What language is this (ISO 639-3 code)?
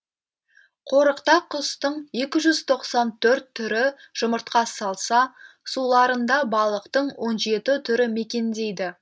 kaz